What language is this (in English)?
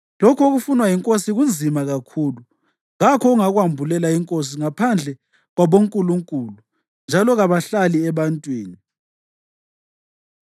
North Ndebele